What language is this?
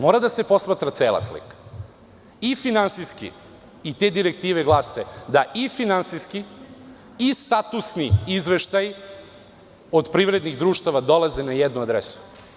Serbian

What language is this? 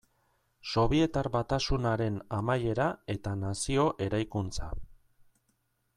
Basque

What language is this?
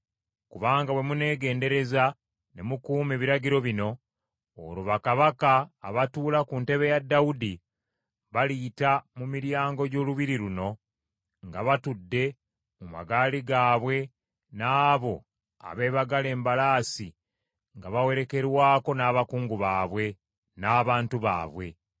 Ganda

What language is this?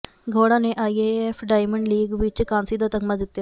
Punjabi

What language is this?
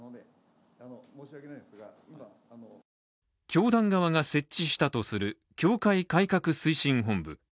Japanese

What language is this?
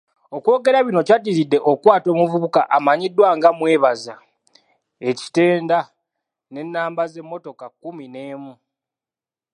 Ganda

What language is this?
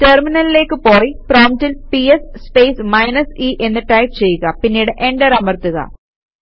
Malayalam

